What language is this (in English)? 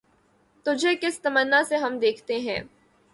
Urdu